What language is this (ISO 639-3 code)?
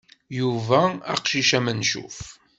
kab